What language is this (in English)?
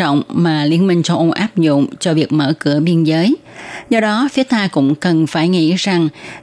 Vietnamese